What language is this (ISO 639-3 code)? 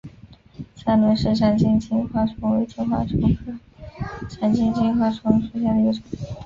zho